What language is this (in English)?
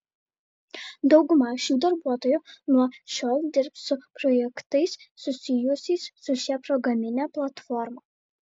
Lithuanian